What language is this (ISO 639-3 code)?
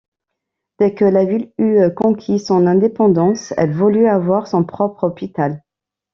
fra